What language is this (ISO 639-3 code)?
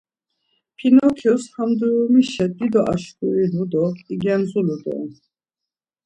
lzz